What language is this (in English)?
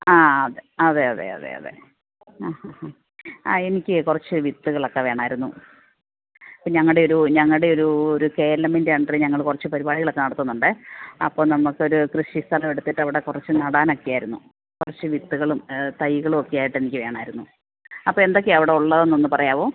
Malayalam